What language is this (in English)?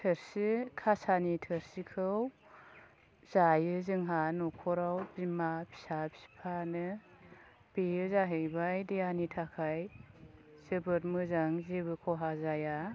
Bodo